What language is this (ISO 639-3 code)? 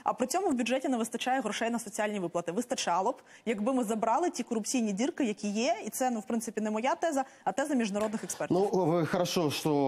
rus